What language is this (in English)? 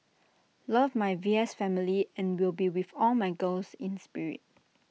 English